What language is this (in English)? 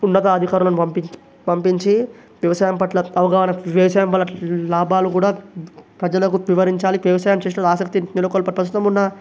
Telugu